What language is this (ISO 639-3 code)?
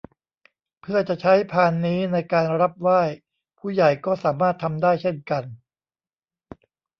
tha